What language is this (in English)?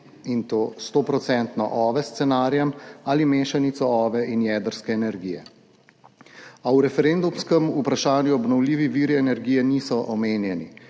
Slovenian